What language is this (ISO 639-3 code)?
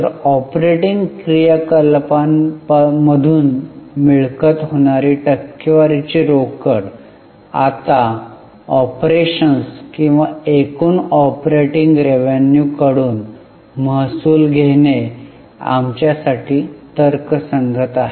mar